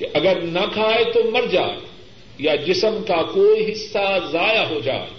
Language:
Urdu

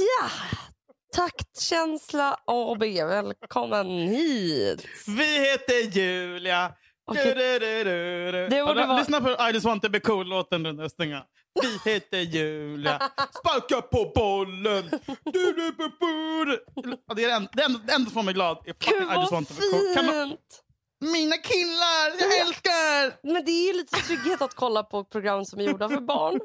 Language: Swedish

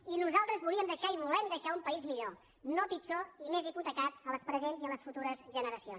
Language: Catalan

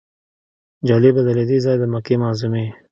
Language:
Pashto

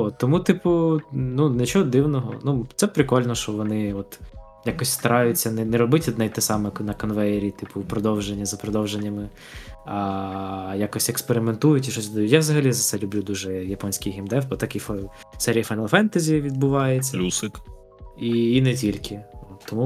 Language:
Ukrainian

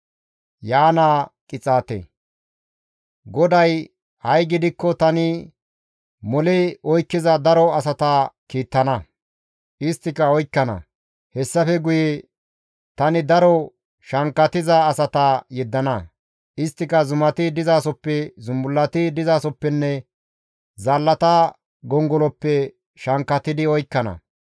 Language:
Gamo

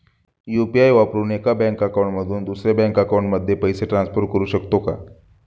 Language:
Marathi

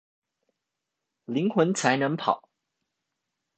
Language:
Chinese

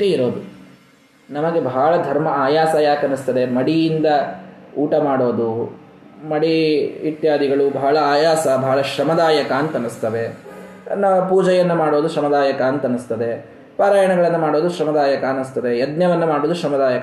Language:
Kannada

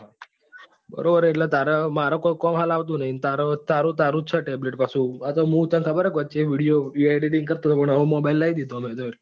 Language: Gujarati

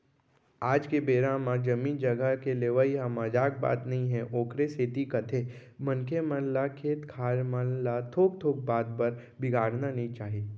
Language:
Chhattisgarhi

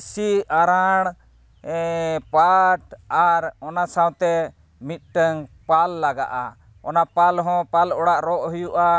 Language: Santali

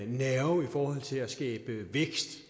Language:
Danish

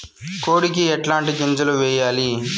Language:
Telugu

